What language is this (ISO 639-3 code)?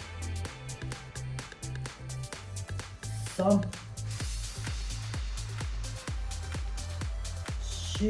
jpn